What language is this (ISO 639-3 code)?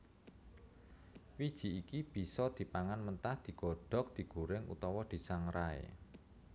jav